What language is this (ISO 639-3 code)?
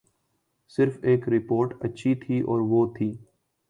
urd